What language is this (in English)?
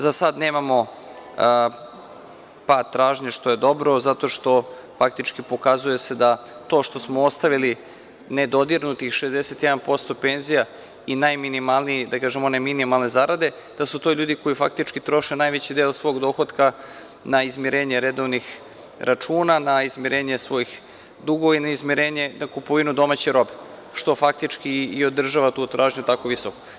Serbian